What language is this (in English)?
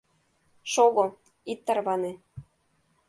Mari